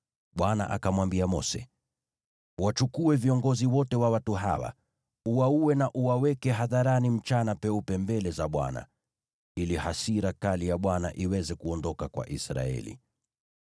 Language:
Swahili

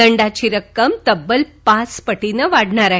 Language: Marathi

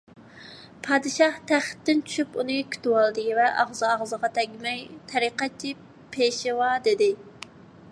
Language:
Uyghur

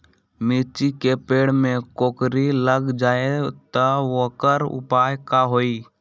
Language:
Magahi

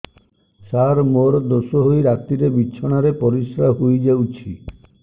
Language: Odia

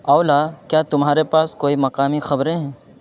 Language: Urdu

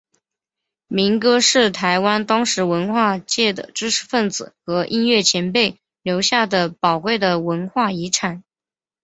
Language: Chinese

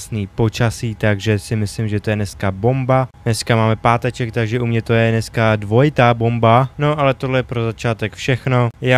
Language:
Czech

